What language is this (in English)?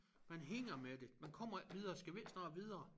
Danish